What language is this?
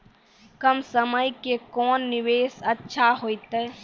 Maithili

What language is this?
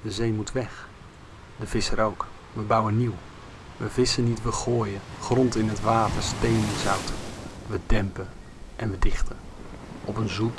Dutch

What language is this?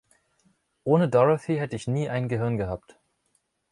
German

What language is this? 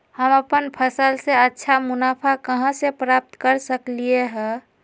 Magahi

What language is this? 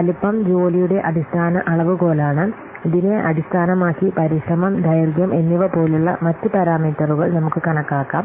Malayalam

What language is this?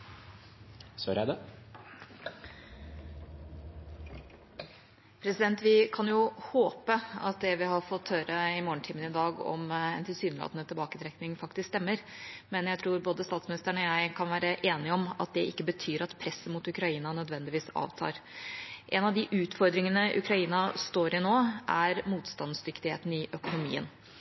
Norwegian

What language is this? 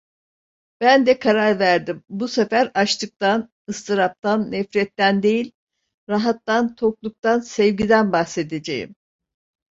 Turkish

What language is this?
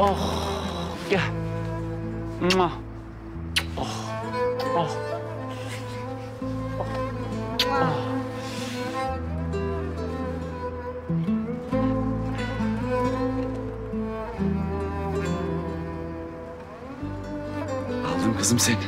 Turkish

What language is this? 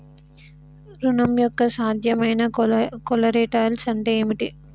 Telugu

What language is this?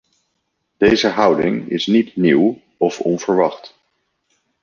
Dutch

